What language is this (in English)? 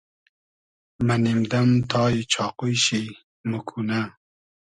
Hazaragi